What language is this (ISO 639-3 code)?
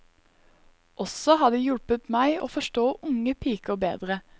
nor